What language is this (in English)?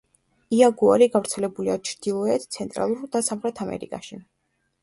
Georgian